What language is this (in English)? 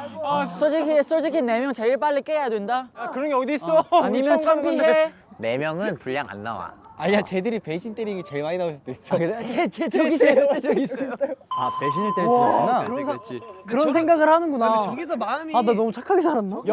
Korean